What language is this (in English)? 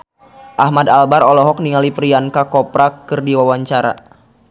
Sundanese